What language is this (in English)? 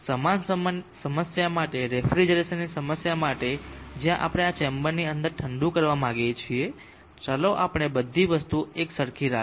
Gujarati